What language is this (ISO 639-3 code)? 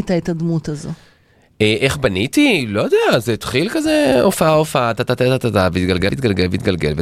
heb